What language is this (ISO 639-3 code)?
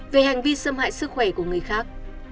vie